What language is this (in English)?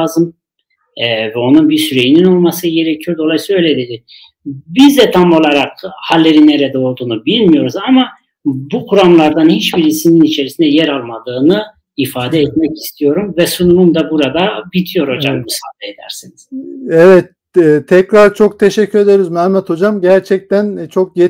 Turkish